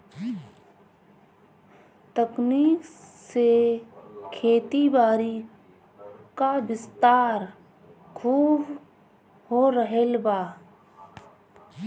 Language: Bhojpuri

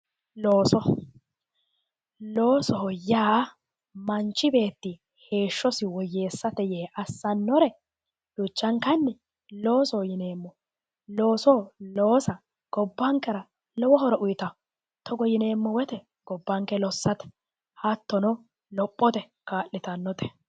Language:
Sidamo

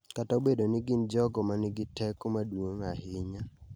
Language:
Luo (Kenya and Tanzania)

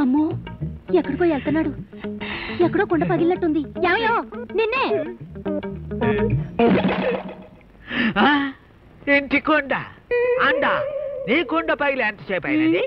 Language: Telugu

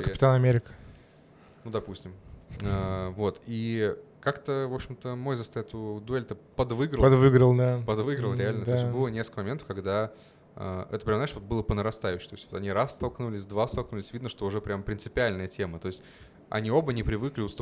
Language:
Russian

